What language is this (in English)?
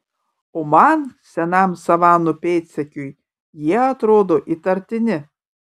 Lithuanian